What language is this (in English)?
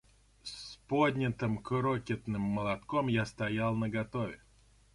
Russian